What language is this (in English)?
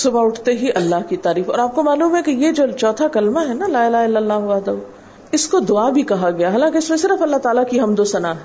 Urdu